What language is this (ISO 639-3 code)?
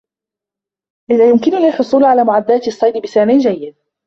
ara